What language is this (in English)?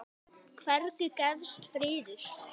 Icelandic